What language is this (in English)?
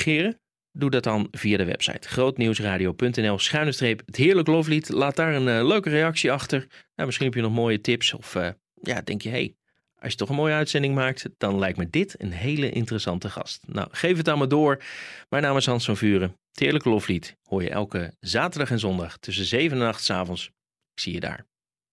Dutch